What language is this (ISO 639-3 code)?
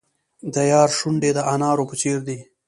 pus